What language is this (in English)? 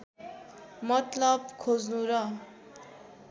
Nepali